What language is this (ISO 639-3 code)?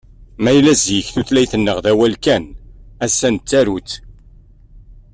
kab